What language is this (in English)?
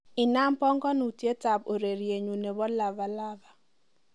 Kalenjin